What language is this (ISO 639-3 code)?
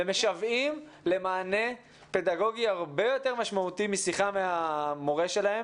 heb